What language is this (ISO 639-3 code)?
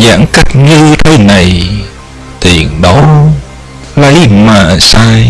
vie